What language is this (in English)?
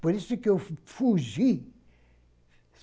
Portuguese